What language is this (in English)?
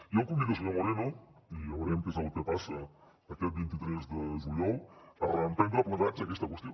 Catalan